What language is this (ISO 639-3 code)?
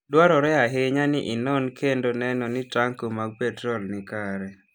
luo